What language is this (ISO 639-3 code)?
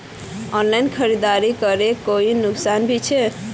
mag